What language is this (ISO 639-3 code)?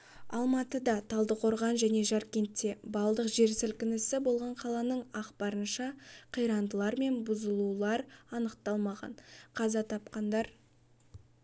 kaz